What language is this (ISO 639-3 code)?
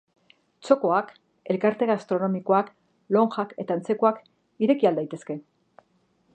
eus